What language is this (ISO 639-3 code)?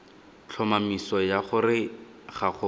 tsn